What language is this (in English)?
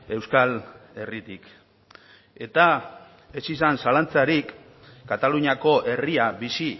Basque